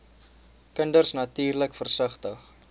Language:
Afrikaans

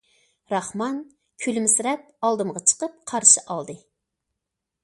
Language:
Uyghur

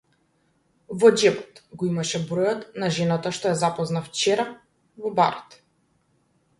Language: Macedonian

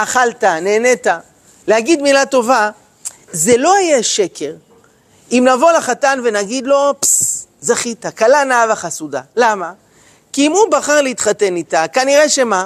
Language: Hebrew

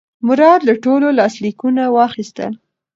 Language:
Pashto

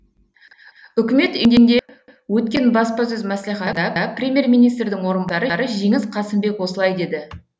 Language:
Kazakh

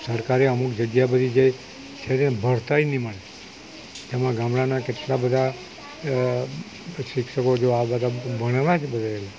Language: Gujarati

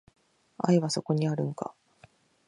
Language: Japanese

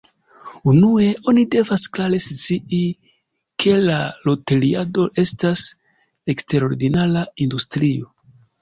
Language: Esperanto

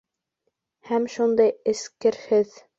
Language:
Bashkir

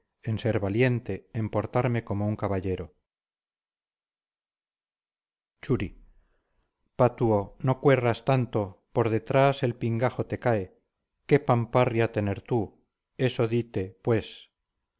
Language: Spanish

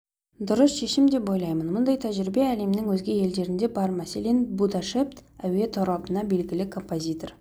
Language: Kazakh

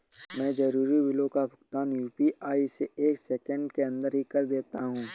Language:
Hindi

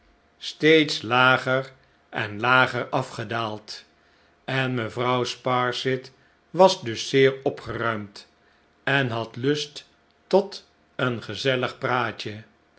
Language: Dutch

